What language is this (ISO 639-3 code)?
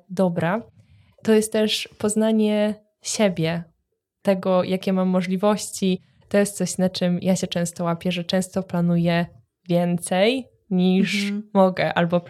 pol